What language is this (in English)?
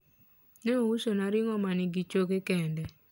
Luo (Kenya and Tanzania)